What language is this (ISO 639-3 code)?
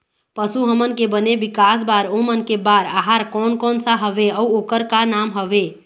hne